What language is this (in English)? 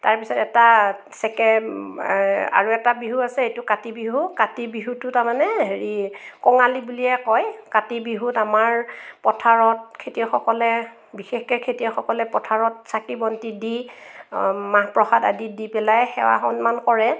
Assamese